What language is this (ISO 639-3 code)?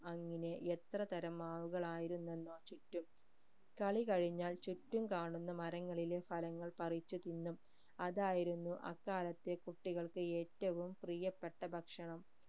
mal